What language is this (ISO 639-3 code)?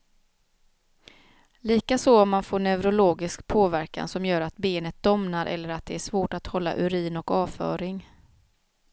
swe